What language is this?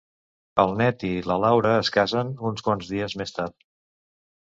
Catalan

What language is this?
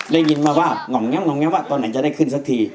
Thai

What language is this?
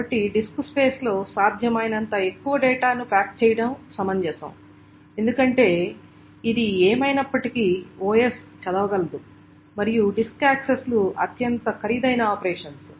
Telugu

